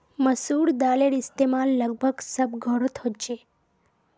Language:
Magahi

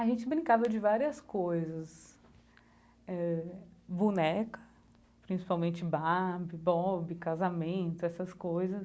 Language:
Portuguese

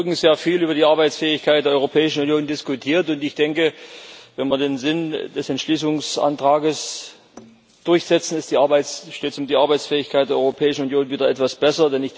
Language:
German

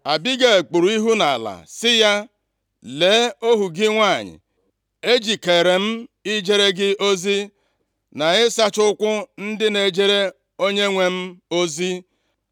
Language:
Igbo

